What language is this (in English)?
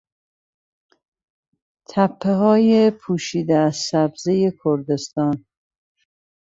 Persian